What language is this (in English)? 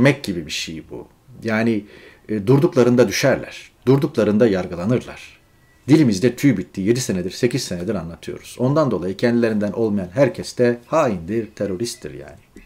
Turkish